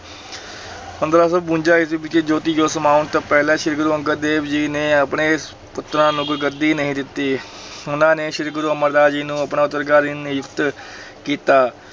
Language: Punjabi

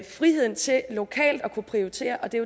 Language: Danish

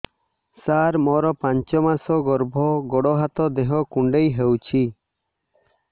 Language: Odia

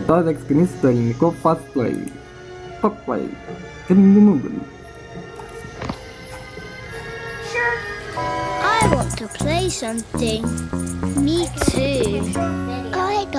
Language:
English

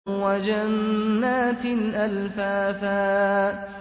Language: Arabic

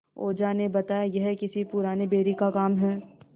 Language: Hindi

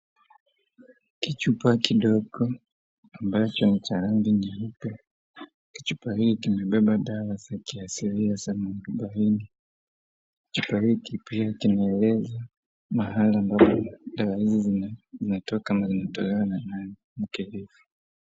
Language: Swahili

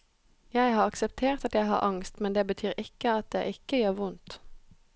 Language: Norwegian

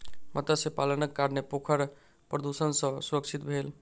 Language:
Maithili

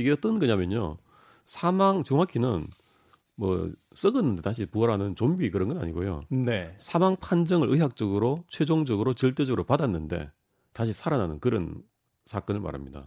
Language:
Korean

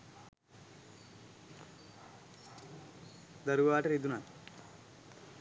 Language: Sinhala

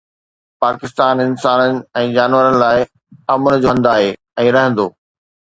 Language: Sindhi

